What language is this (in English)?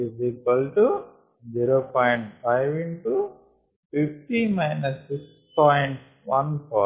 Telugu